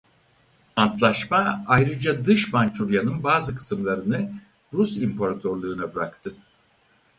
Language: Turkish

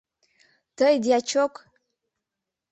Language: Mari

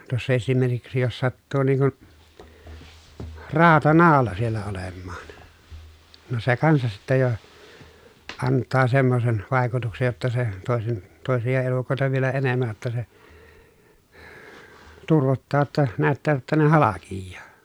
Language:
Finnish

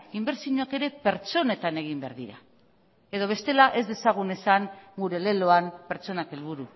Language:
Basque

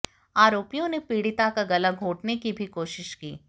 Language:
Hindi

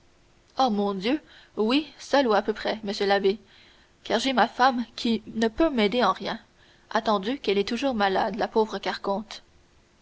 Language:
French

